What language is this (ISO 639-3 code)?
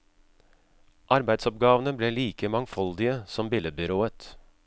nor